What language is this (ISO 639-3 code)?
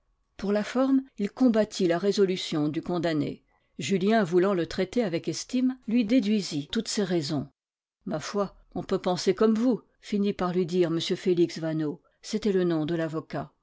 fra